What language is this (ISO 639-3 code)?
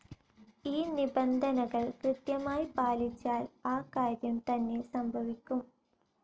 mal